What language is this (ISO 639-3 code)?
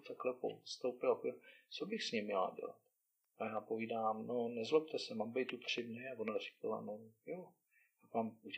ces